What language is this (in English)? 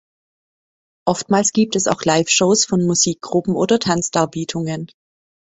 German